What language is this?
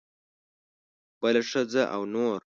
Pashto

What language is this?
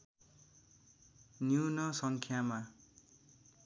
Nepali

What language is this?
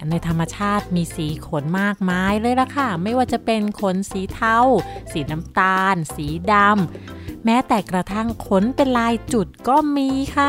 Thai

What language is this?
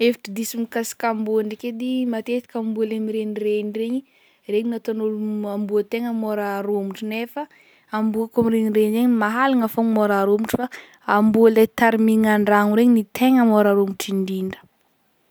Northern Betsimisaraka Malagasy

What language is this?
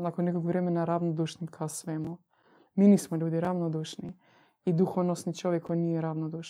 Croatian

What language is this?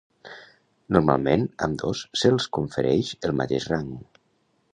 Catalan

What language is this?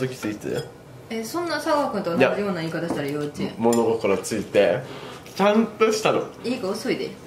Japanese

